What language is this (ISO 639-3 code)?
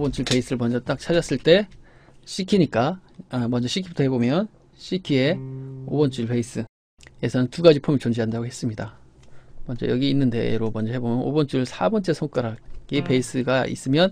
kor